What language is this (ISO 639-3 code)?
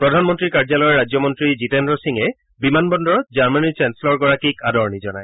asm